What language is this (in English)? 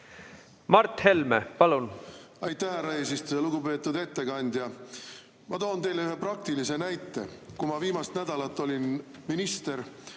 Estonian